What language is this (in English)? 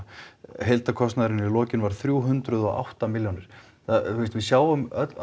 Icelandic